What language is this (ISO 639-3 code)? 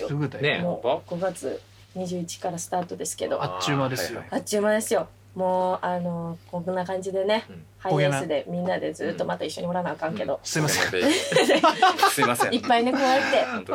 jpn